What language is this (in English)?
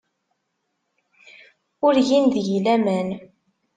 Kabyle